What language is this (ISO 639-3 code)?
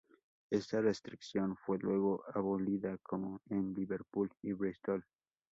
spa